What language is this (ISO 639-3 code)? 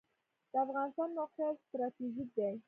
pus